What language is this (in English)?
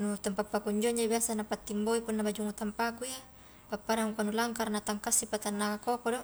Highland Konjo